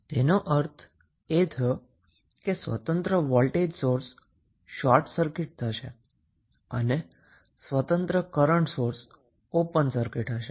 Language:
Gujarati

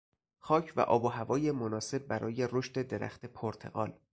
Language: Persian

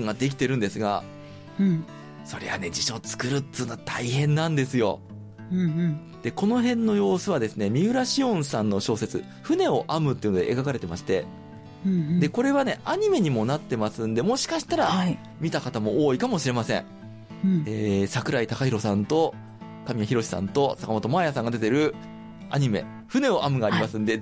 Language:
Japanese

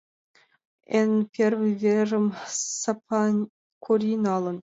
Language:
Mari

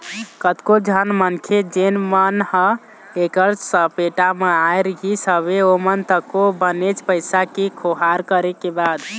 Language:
Chhattisgarhi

